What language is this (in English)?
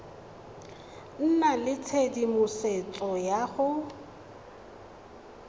Tswana